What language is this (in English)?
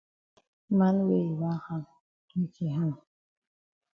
Cameroon Pidgin